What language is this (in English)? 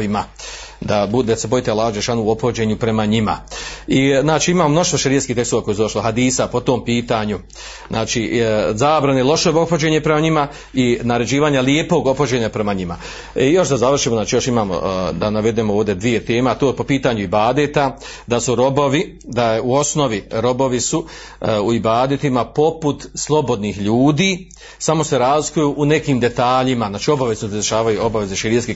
Croatian